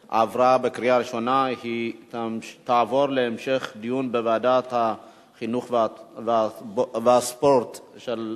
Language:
Hebrew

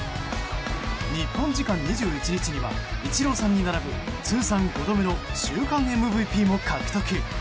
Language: Japanese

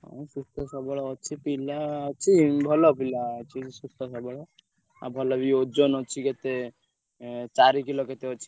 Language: Odia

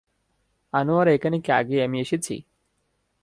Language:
Bangla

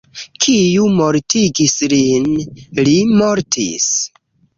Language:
Esperanto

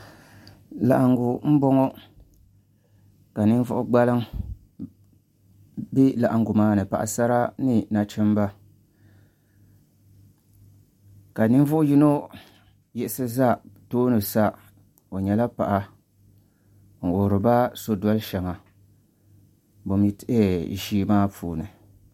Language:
Dagbani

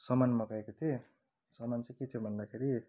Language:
Nepali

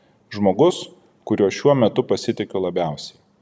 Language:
Lithuanian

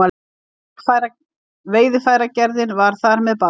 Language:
Icelandic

